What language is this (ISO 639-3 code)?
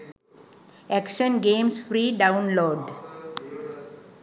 sin